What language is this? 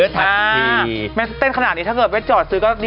Thai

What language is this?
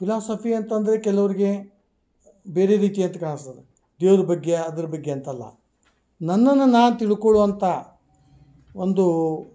Kannada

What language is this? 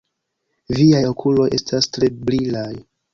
Esperanto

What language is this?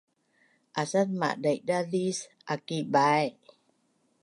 Bunun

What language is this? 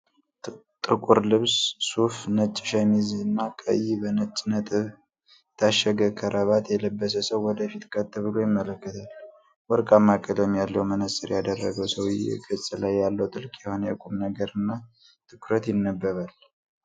Amharic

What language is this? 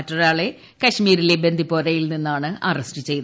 Malayalam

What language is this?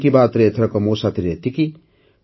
Odia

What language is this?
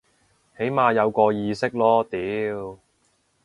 Cantonese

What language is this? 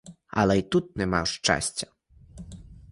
Ukrainian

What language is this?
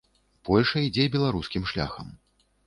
Belarusian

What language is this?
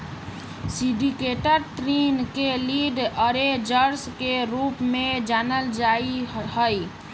Magahi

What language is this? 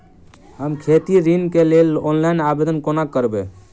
Maithili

